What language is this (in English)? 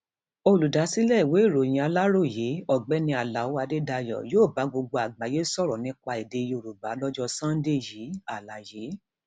Yoruba